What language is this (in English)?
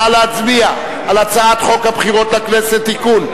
Hebrew